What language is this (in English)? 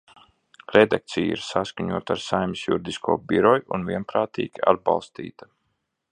Latvian